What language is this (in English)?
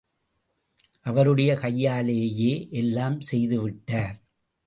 Tamil